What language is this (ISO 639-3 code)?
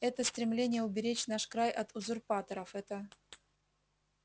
rus